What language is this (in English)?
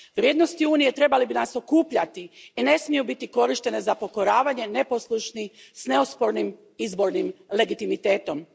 Croatian